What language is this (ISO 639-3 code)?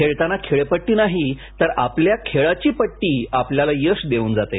mar